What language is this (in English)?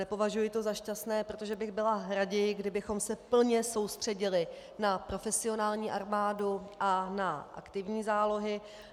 Czech